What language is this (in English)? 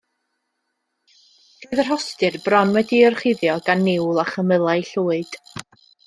Welsh